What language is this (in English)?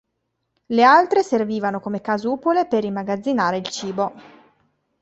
Italian